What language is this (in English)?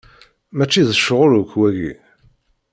Kabyle